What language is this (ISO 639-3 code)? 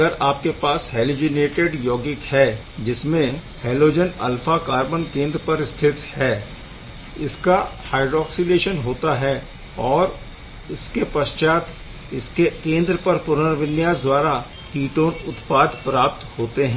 hin